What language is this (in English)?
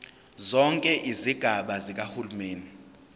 Zulu